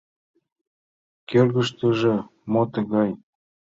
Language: Mari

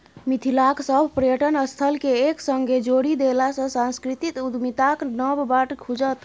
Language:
Maithili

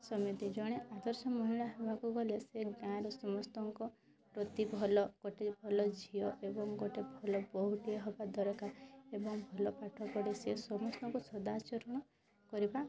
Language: Odia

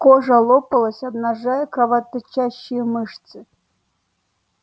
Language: Russian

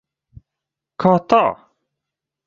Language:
Latvian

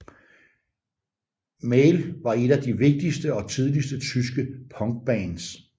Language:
Danish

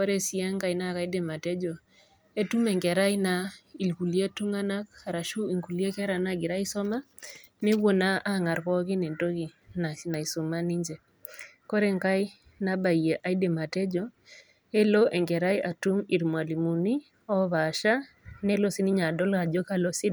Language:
Masai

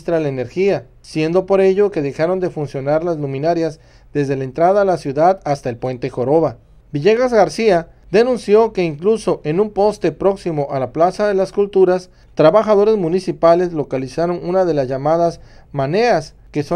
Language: Spanish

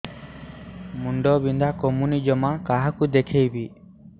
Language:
Odia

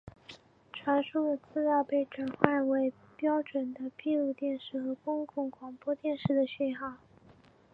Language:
Chinese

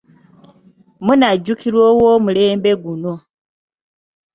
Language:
Ganda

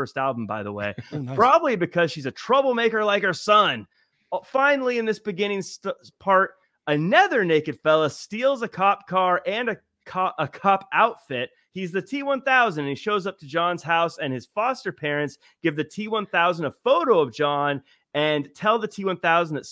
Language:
English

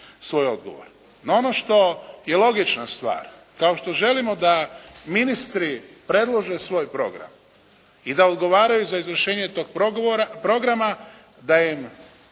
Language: Croatian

